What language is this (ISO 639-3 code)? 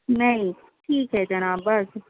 urd